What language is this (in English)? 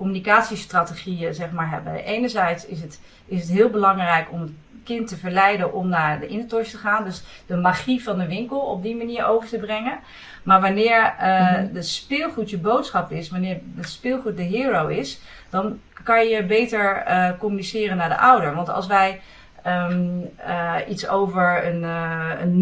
Dutch